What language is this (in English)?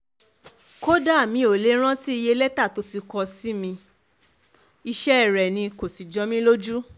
Yoruba